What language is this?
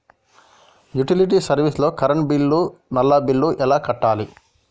Telugu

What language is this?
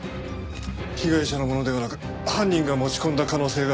Japanese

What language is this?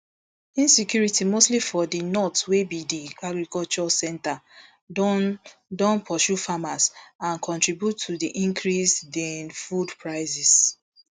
Nigerian Pidgin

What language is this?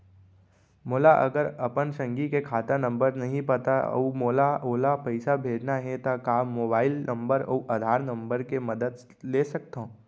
Chhattisgarhi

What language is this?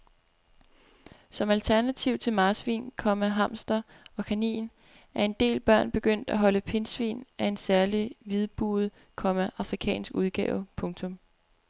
Danish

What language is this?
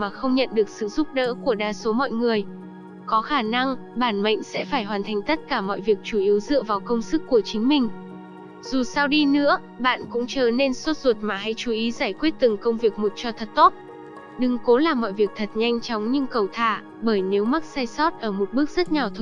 Vietnamese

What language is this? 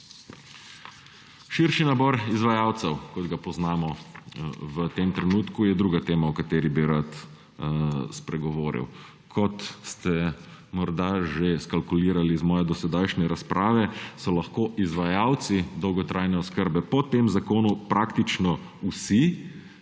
Slovenian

